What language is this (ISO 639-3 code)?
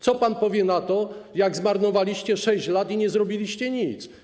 pol